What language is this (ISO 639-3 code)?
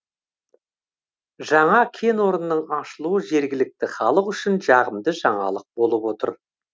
kaz